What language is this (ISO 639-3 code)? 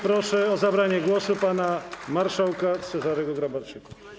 pol